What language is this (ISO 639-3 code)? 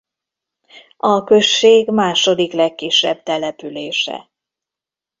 hun